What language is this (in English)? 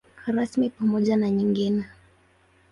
Swahili